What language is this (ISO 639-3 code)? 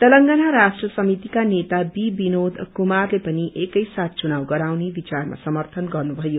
nep